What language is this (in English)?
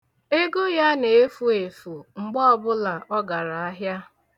Igbo